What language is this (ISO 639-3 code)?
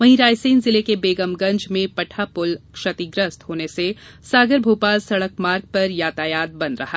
hin